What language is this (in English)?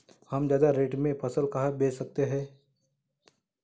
Hindi